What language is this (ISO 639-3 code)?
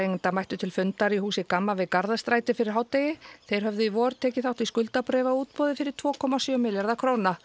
isl